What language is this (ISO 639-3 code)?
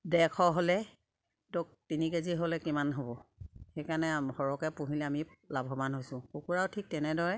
asm